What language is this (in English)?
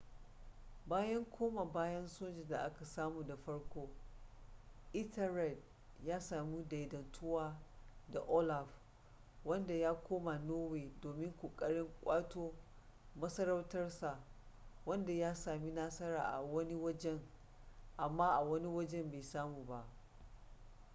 Hausa